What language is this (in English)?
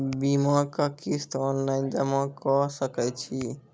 Maithili